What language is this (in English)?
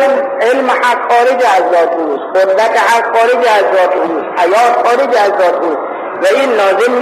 Persian